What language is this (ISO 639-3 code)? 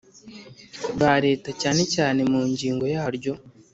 kin